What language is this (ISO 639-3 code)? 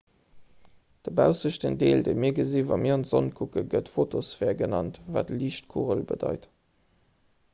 ltz